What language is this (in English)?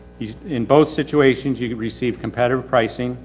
English